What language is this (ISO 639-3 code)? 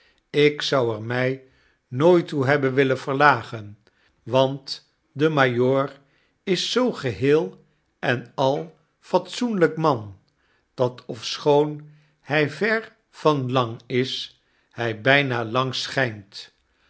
nld